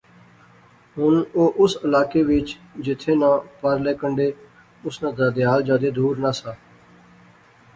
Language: Pahari-Potwari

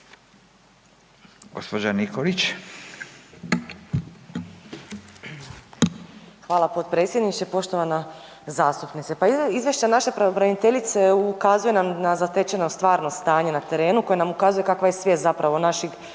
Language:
Croatian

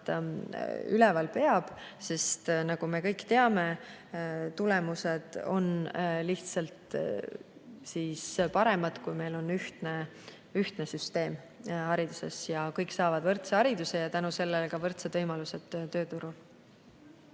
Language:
Estonian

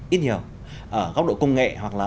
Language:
Vietnamese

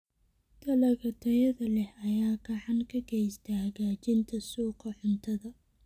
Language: Somali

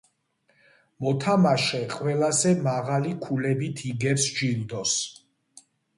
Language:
Georgian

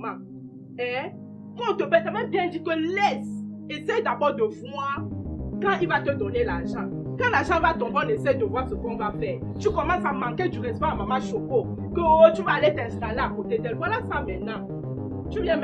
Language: French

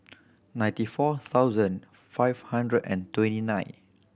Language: English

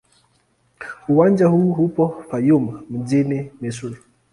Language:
Swahili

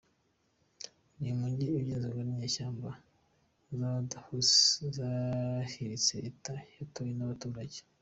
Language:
Kinyarwanda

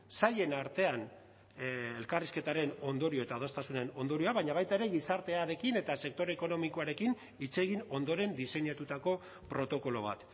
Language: Basque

